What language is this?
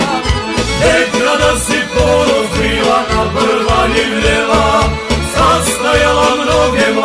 Romanian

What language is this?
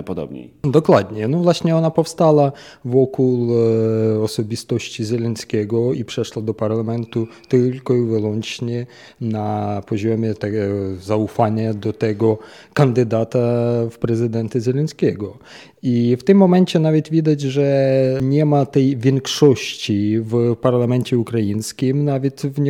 Polish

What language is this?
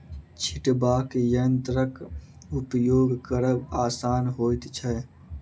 Maithili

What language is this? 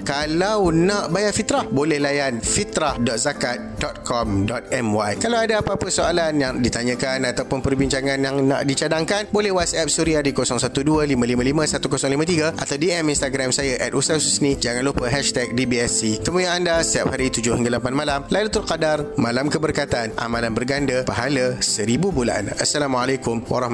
Malay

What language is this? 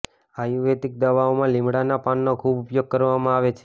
Gujarati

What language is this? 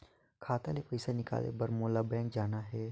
Chhattisgarhi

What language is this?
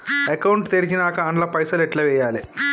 Telugu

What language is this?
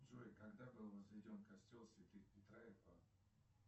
Russian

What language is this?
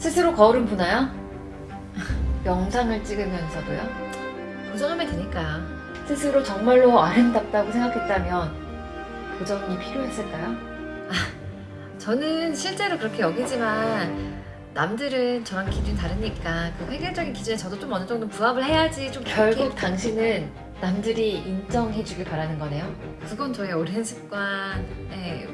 Korean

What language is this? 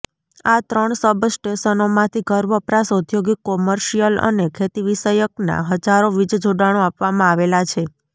Gujarati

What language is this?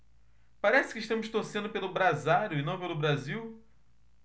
Portuguese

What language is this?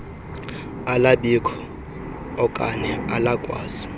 Xhosa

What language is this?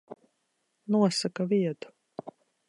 Latvian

